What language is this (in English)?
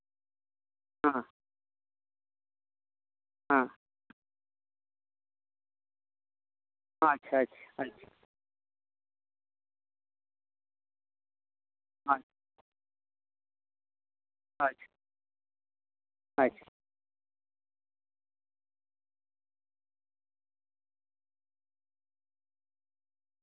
Santali